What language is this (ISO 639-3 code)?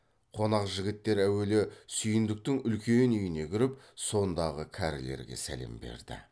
kaz